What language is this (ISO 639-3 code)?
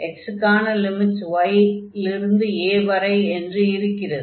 tam